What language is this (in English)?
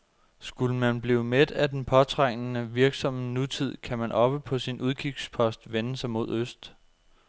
Danish